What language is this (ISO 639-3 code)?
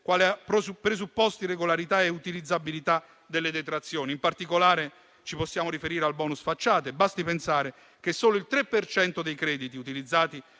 ita